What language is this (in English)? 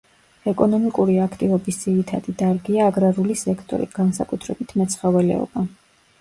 Georgian